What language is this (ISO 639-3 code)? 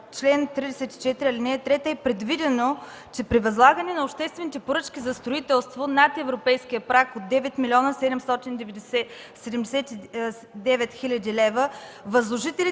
bul